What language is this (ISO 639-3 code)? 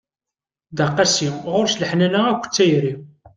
kab